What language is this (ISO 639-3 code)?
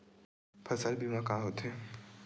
hne